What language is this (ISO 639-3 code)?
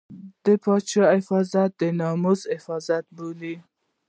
pus